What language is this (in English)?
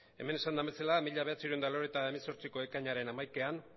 Basque